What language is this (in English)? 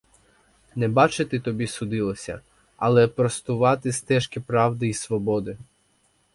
Ukrainian